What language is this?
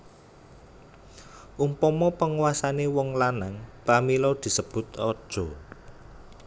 Javanese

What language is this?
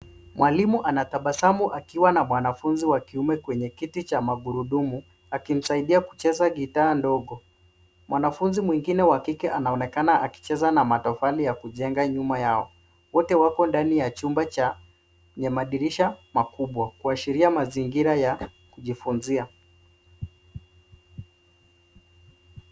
Swahili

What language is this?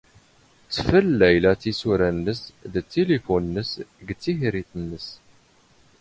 Standard Moroccan Tamazight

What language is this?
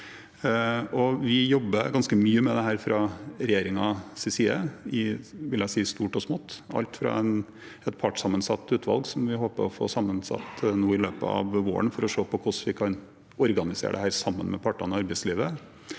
Norwegian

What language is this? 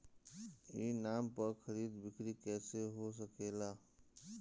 Bhojpuri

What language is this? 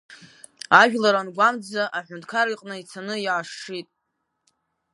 Abkhazian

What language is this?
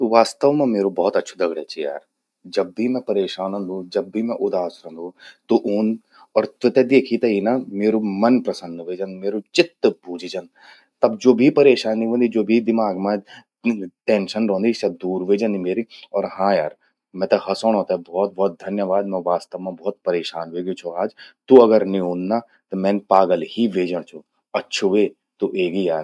Garhwali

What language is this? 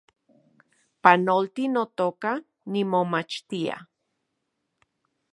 Central Puebla Nahuatl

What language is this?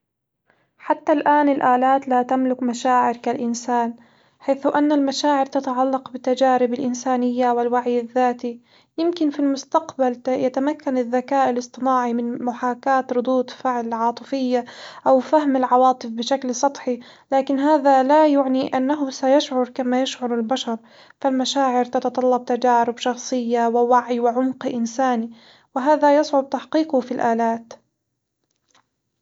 Hijazi Arabic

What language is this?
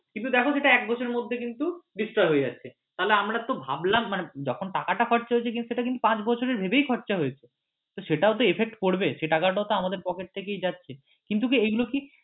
Bangla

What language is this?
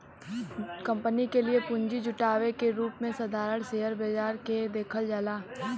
Bhojpuri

